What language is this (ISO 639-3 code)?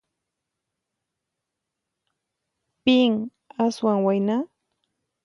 qxp